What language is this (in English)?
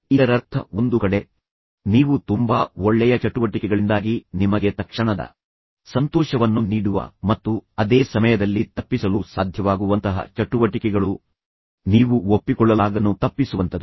Kannada